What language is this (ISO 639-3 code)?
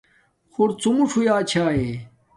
dmk